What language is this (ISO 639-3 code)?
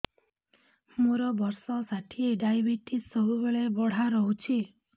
ori